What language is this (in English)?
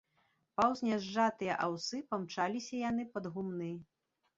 Belarusian